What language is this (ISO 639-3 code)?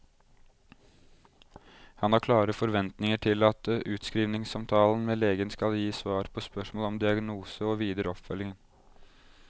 nor